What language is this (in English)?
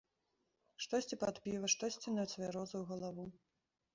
Belarusian